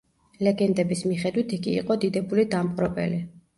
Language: Georgian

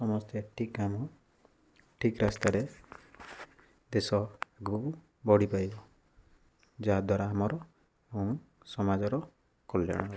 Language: Odia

